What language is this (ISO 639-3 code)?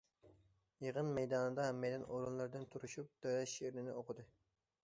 uig